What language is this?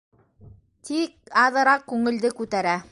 Bashkir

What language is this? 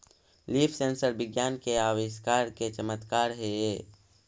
Magahi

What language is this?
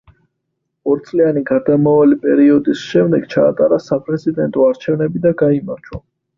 Georgian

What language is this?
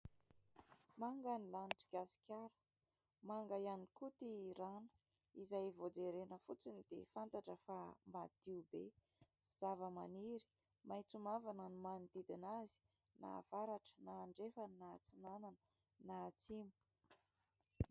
Malagasy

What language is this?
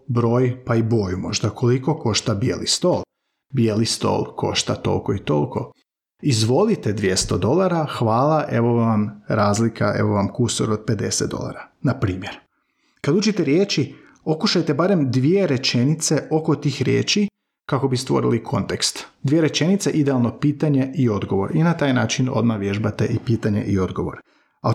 Croatian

